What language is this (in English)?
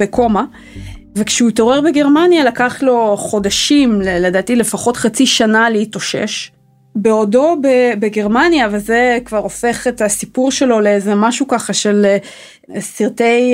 Hebrew